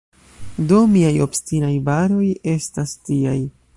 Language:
Esperanto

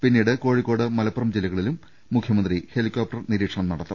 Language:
Malayalam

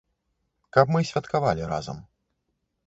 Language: Belarusian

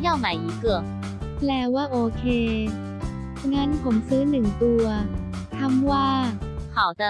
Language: Thai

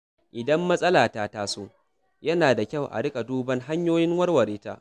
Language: Hausa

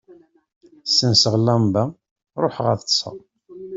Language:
Kabyle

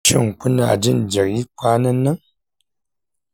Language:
Hausa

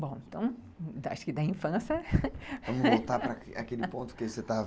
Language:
Portuguese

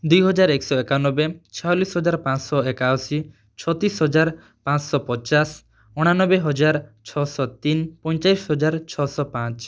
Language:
Odia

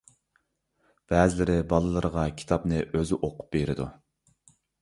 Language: Uyghur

